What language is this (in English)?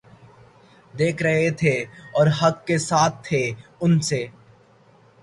Urdu